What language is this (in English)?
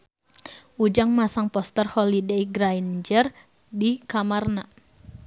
Sundanese